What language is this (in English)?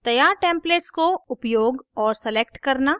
Hindi